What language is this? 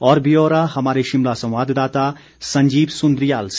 Hindi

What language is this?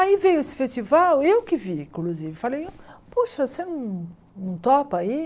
Portuguese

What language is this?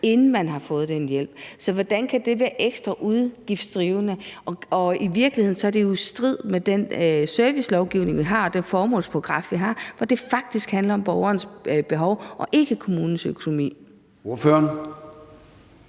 Danish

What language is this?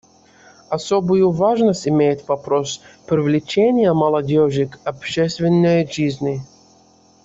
Russian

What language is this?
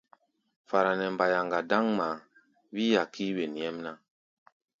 Gbaya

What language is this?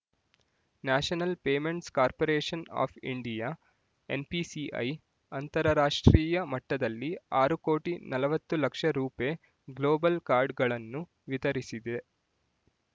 Kannada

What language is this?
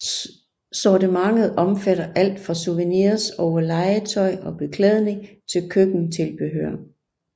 Danish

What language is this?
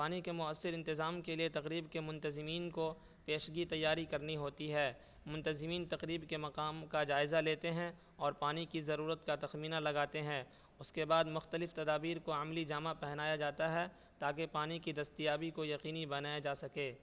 Urdu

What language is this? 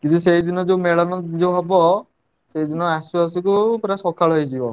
Odia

